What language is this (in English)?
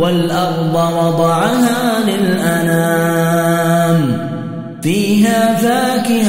Arabic